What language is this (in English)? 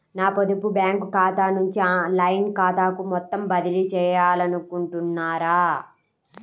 Telugu